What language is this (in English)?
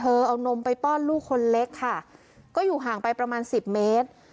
Thai